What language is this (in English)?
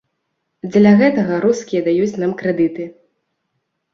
Belarusian